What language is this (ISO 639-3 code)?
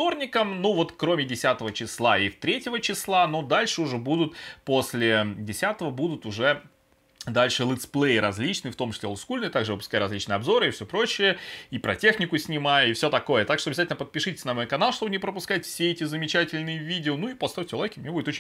rus